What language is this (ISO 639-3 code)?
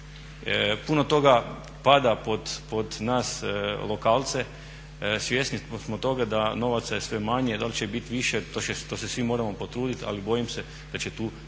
hrv